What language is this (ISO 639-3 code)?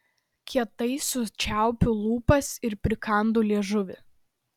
lit